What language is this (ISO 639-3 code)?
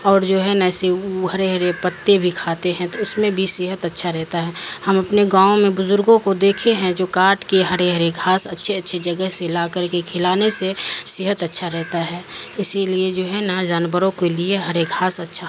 urd